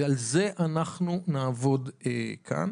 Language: Hebrew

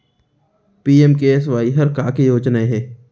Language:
Chhattisgarhi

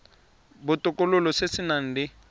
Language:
Tswana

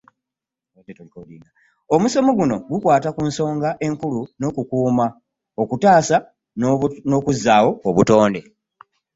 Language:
Ganda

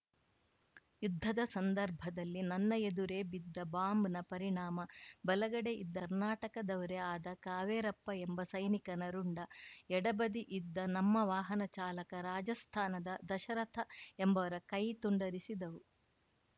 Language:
Kannada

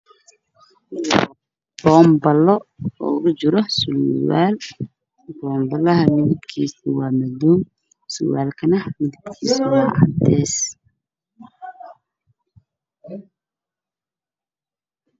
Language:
Somali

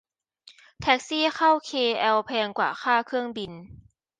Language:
Thai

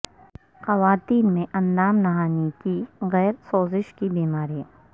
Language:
Urdu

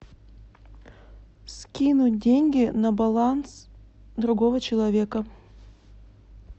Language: Russian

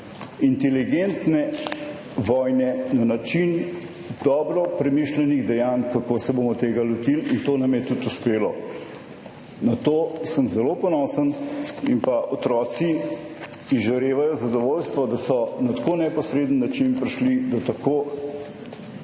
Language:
Slovenian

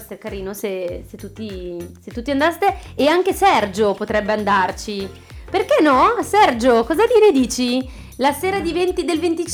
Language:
Italian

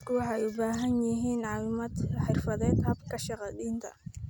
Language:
Somali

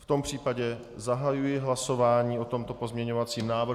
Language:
Czech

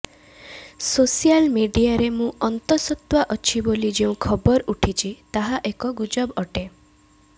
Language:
Odia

